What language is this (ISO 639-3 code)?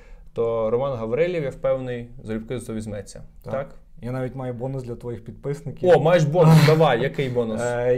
ukr